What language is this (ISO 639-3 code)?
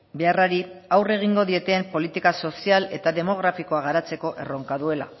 eus